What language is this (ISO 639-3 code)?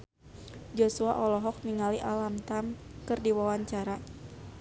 sun